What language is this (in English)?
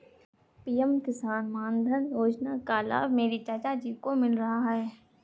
Hindi